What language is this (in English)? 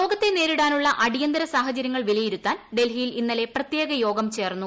Malayalam